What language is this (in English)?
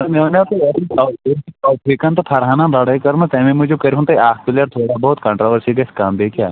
Kashmiri